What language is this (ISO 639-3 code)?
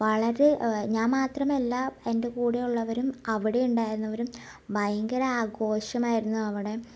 mal